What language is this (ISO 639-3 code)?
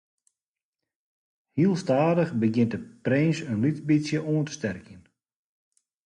fry